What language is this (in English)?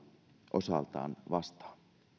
Finnish